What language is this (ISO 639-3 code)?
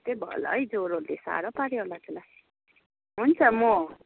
nep